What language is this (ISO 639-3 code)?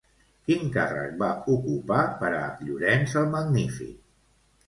cat